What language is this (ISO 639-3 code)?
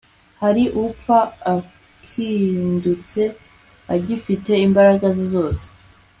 kin